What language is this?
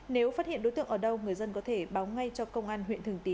Vietnamese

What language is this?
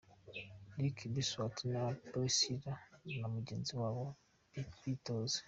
Kinyarwanda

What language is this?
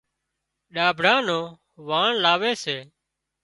Wadiyara Koli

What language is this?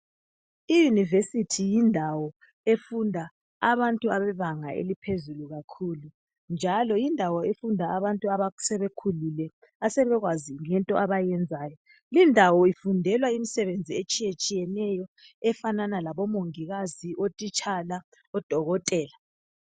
North Ndebele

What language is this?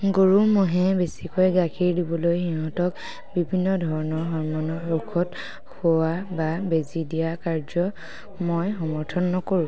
Assamese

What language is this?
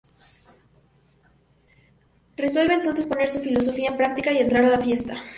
Spanish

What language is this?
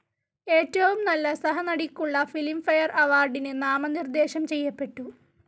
Malayalam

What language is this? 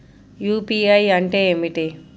Telugu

